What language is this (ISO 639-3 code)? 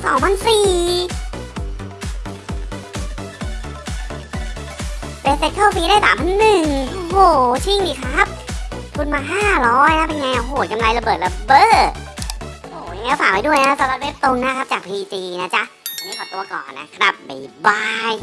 tha